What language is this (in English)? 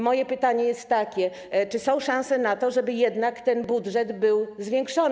Polish